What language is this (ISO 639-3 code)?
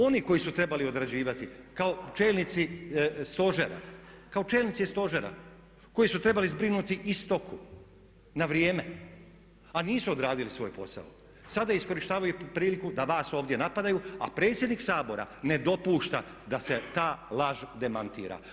hrv